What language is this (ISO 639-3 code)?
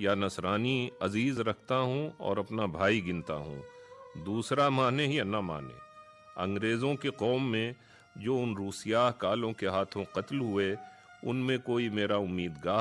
urd